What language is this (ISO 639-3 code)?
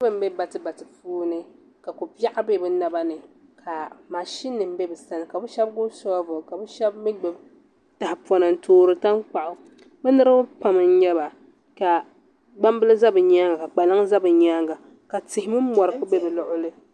dag